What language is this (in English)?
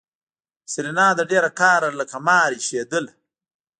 Pashto